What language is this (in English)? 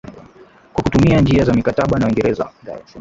Swahili